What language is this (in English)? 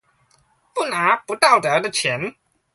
Chinese